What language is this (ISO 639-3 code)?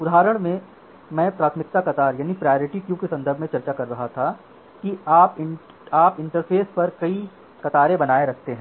hin